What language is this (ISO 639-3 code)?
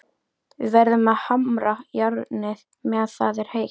isl